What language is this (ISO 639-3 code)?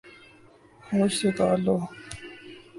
urd